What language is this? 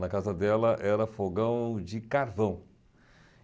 Portuguese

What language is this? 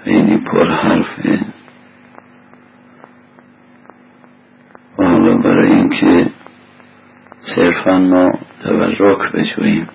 Persian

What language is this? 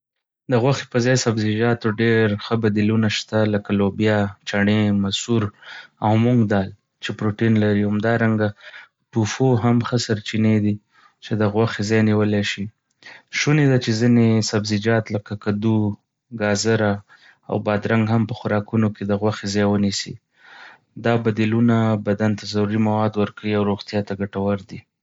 Pashto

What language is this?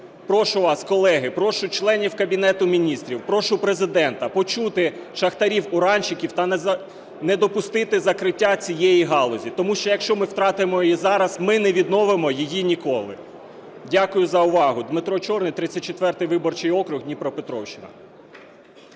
Ukrainian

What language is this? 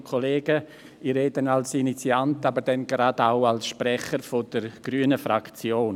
Swiss German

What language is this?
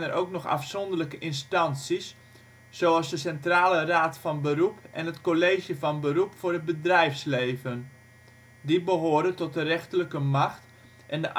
Dutch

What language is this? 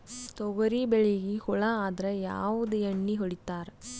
Kannada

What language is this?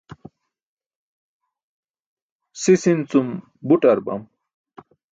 Burushaski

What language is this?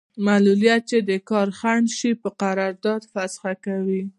Pashto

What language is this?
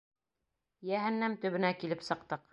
Bashkir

